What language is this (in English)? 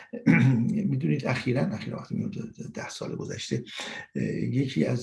Persian